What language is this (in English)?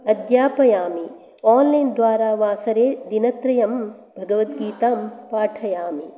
Sanskrit